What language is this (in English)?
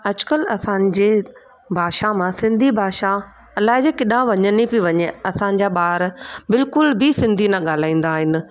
Sindhi